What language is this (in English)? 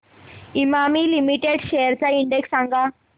Marathi